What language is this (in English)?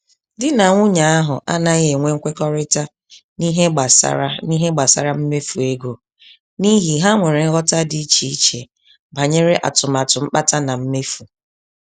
Igbo